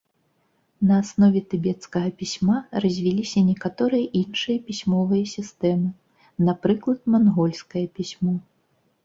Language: Belarusian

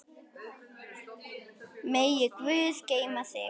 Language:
Icelandic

